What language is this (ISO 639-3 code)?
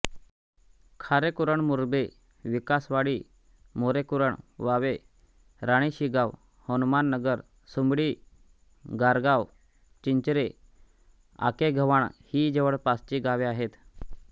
mar